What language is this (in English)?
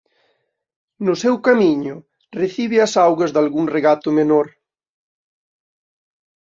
Galician